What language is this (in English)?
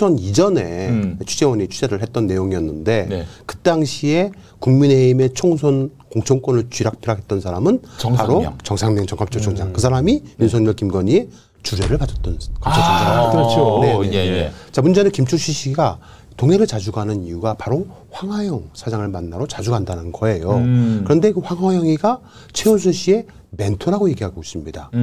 Korean